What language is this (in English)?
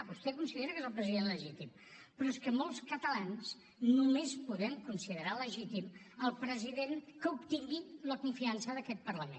Catalan